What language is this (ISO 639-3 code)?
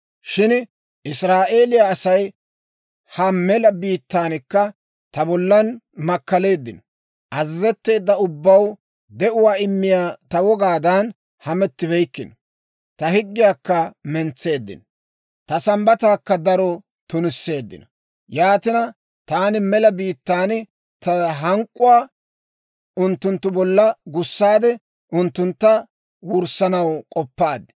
dwr